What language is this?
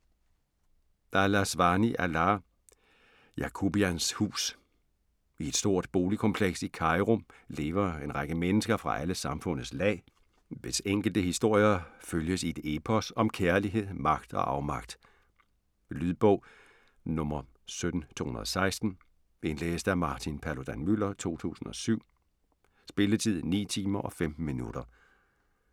Danish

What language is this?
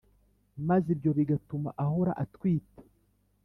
Kinyarwanda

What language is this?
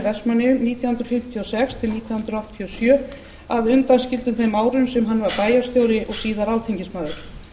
Icelandic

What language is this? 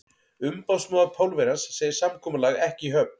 Icelandic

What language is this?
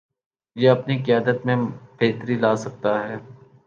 Urdu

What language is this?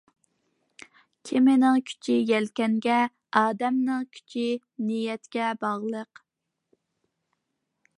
Uyghur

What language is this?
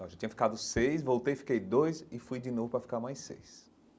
Portuguese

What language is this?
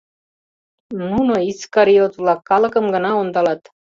Mari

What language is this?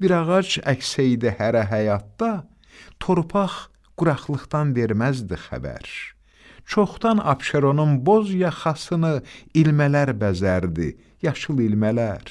Turkish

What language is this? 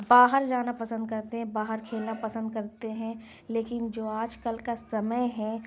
Urdu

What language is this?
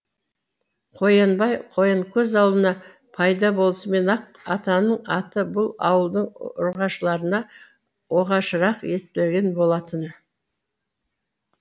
Kazakh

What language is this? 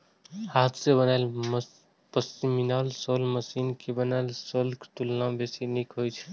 Maithili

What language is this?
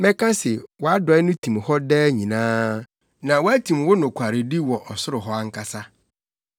Akan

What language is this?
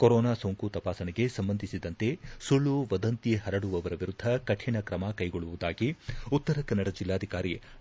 Kannada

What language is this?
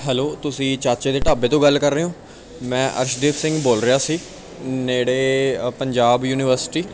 Punjabi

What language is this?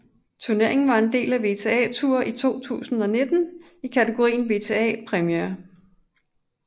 Danish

